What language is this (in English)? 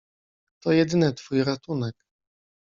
Polish